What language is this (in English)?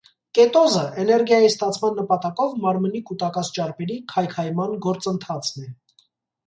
Armenian